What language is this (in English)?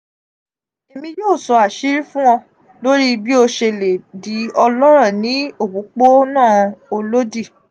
Yoruba